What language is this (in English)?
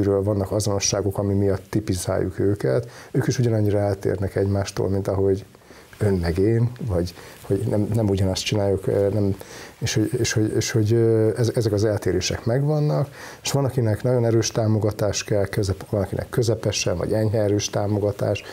Hungarian